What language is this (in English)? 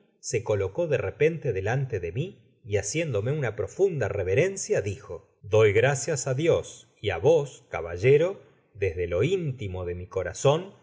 Spanish